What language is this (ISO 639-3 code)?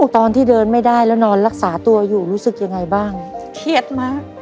tha